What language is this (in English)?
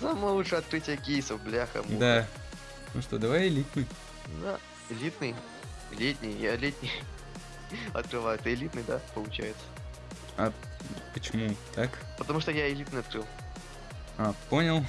Russian